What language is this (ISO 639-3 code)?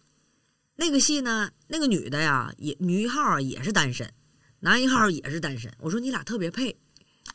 zho